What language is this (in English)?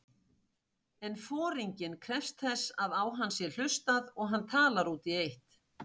Icelandic